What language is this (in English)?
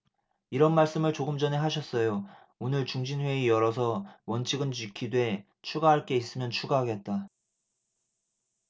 Korean